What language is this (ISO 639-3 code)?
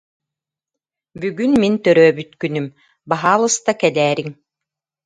sah